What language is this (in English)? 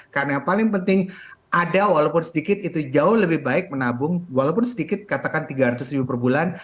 Indonesian